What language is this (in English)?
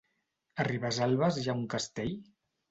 Catalan